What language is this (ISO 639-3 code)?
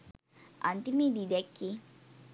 sin